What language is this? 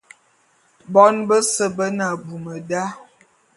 Bulu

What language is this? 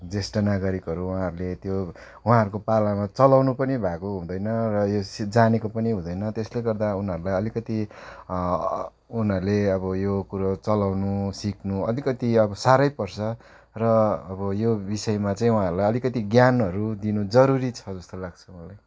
Nepali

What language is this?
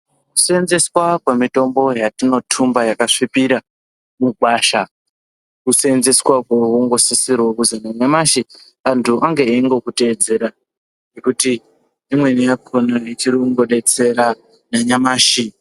Ndau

